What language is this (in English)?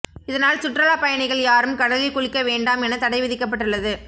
Tamil